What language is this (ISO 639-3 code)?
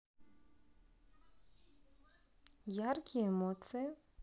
rus